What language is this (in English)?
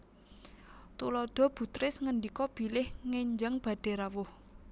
Javanese